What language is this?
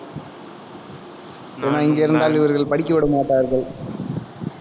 Tamil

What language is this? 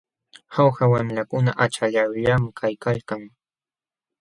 Jauja Wanca Quechua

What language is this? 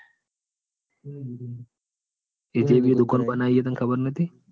Gujarati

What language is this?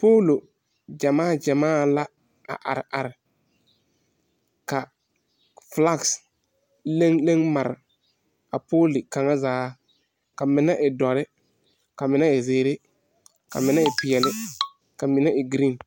Southern Dagaare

